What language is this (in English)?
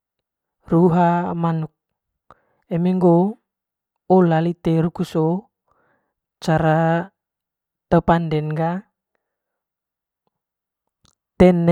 Manggarai